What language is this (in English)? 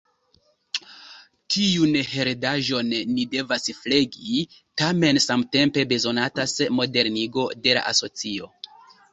Esperanto